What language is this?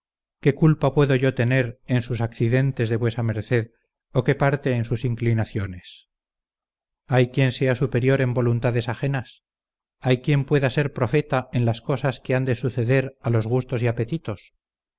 Spanish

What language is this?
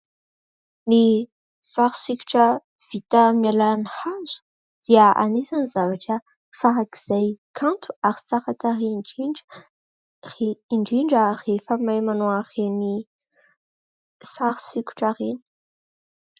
Malagasy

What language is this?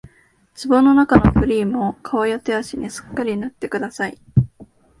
Japanese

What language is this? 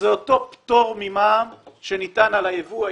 Hebrew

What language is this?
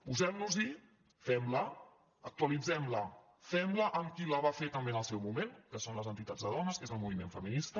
Catalan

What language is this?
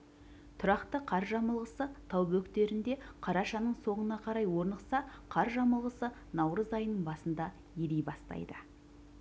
Kazakh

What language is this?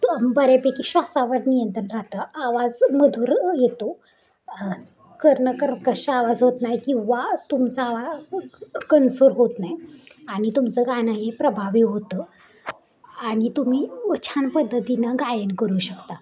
Marathi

